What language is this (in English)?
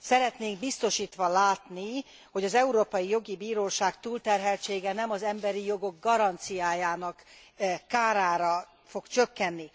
Hungarian